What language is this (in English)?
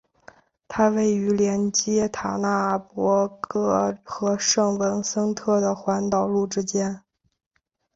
Chinese